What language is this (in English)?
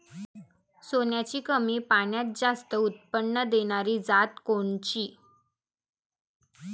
Marathi